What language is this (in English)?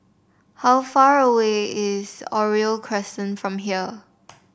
English